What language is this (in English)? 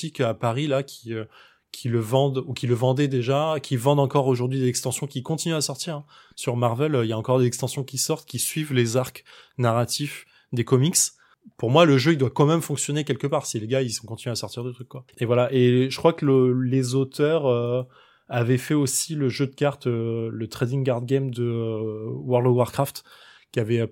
French